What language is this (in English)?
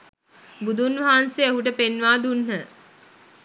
Sinhala